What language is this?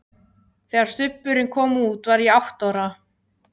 Icelandic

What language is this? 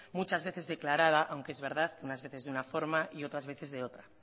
Spanish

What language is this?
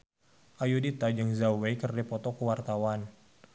Sundanese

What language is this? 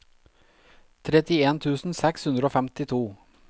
Norwegian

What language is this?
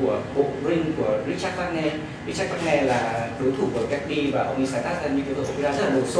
Vietnamese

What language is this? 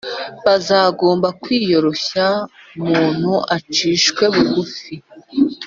Kinyarwanda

